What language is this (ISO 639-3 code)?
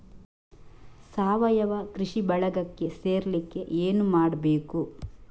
kan